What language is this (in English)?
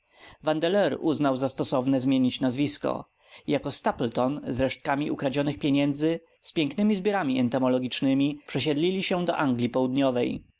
Polish